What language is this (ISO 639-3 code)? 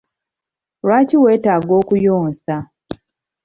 lug